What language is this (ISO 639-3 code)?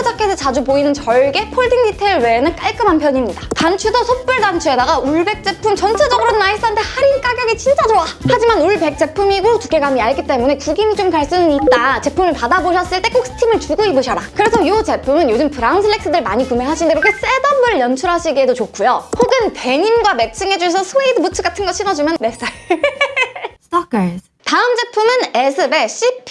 kor